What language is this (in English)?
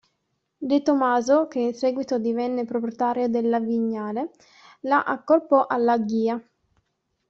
Italian